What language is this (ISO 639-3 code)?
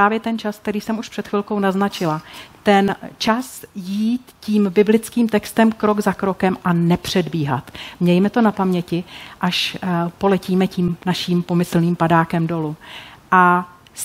ces